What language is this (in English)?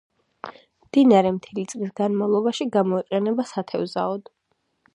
Georgian